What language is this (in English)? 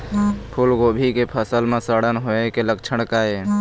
Chhattisgarhi